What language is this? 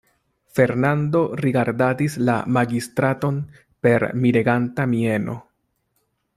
Esperanto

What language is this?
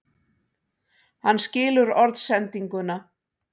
Icelandic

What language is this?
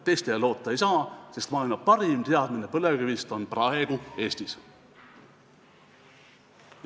Estonian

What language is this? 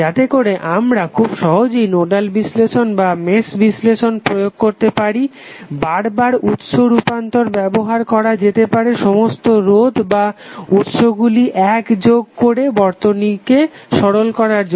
Bangla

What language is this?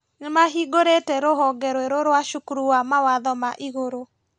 Kikuyu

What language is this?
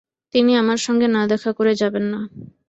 Bangla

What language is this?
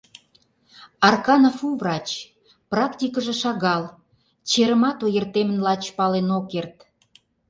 Mari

